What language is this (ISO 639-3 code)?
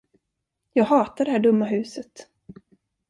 swe